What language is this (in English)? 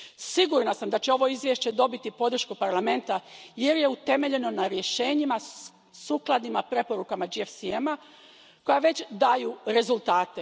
Croatian